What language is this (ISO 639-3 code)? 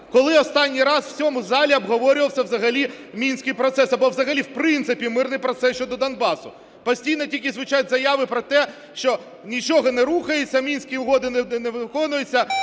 ukr